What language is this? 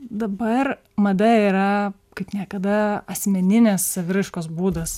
Lithuanian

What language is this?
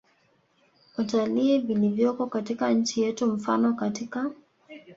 Swahili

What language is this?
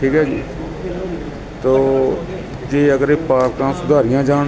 Punjabi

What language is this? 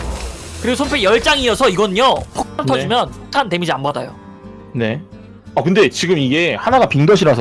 Korean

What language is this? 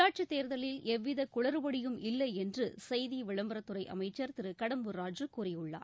Tamil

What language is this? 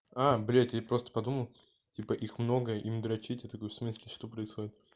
Russian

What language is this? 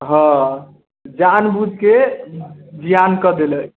Maithili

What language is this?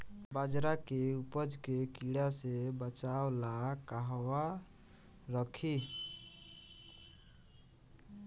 Bhojpuri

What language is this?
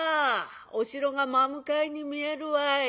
Japanese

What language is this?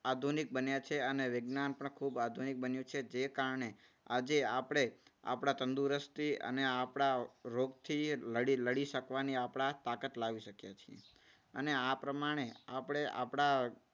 Gujarati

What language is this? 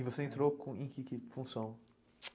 Portuguese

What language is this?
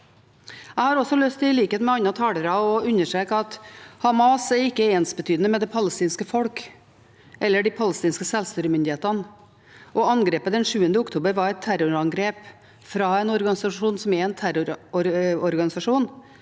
Norwegian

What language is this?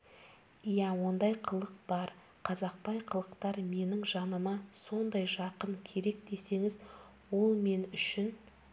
Kazakh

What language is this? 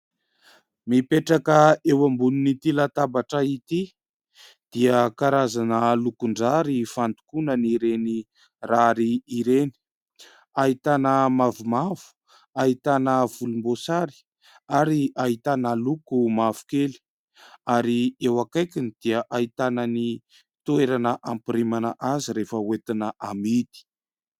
Malagasy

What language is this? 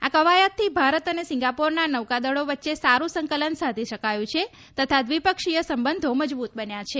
Gujarati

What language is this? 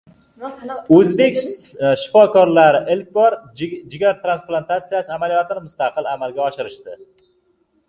Uzbek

